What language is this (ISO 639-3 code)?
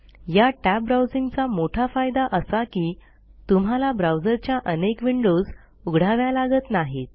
mar